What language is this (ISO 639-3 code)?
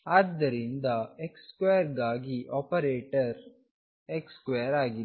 kan